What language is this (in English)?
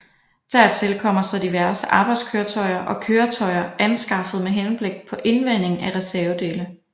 Danish